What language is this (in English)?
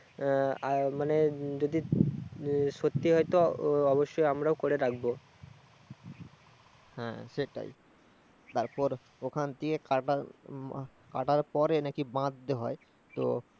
Bangla